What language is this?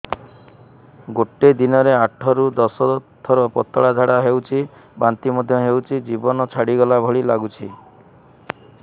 Odia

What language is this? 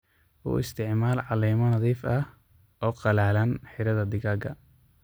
Somali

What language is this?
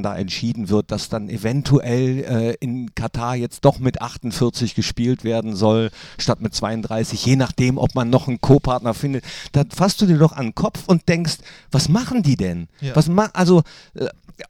German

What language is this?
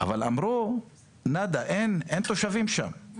Hebrew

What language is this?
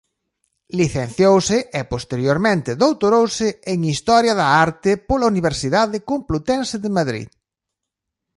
Galician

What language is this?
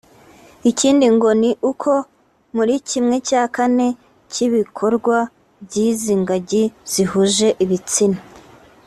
Kinyarwanda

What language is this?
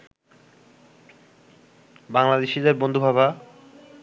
Bangla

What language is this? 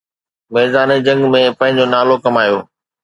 Sindhi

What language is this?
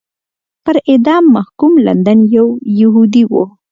Pashto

